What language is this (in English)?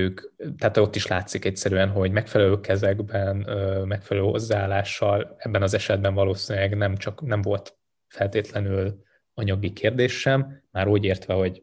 Hungarian